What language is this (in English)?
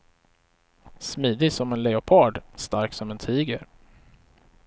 Swedish